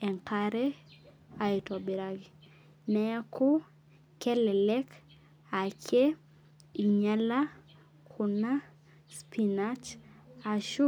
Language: Masai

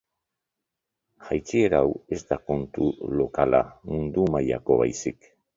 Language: Basque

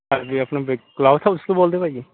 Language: Punjabi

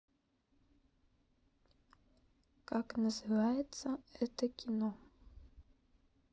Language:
Russian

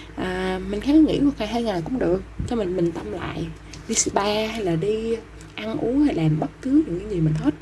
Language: Vietnamese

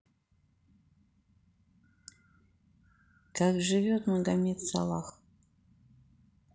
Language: Russian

